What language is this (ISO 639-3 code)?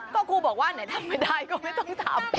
tha